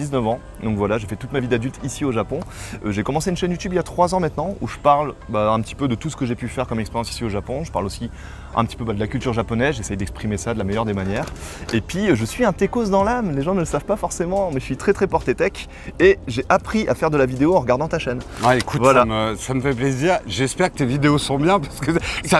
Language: French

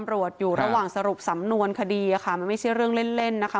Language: Thai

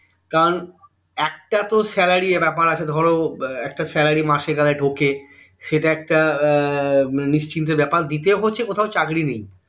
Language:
Bangla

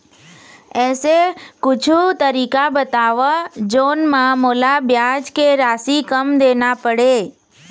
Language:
Chhattisgarhi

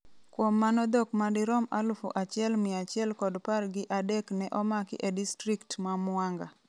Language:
Luo (Kenya and Tanzania)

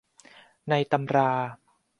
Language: Thai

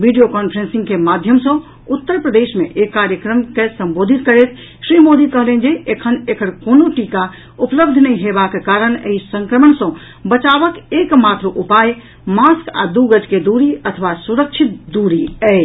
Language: Maithili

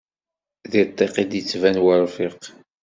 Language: Kabyle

